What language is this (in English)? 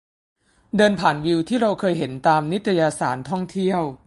Thai